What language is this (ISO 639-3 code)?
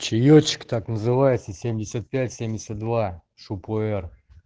rus